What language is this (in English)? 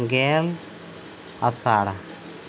Santali